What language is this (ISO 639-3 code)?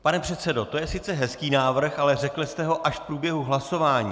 ces